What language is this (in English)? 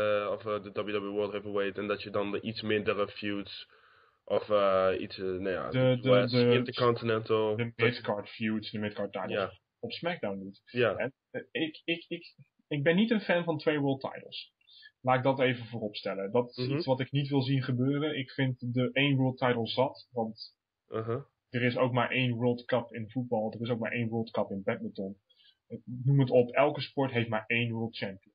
Dutch